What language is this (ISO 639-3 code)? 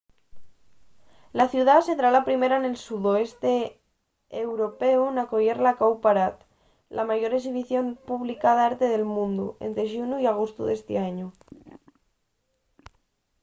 ast